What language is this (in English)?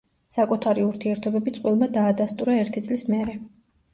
Georgian